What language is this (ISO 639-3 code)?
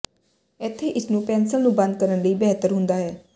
pan